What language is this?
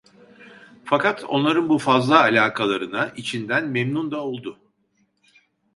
Turkish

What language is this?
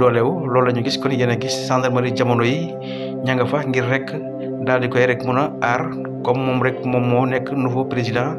Indonesian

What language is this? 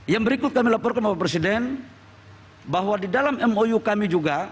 Indonesian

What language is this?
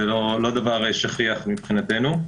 Hebrew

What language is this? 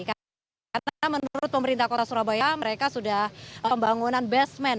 Indonesian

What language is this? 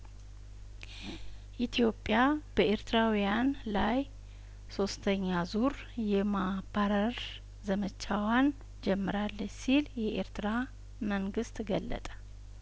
Amharic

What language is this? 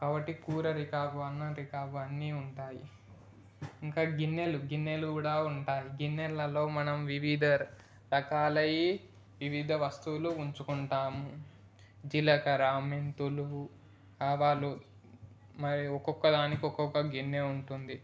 Telugu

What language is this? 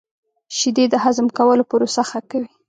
Pashto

